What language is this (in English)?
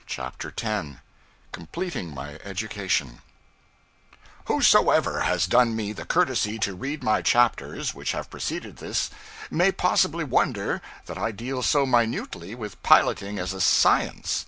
English